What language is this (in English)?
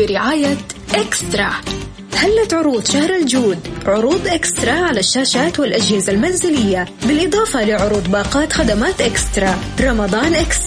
Arabic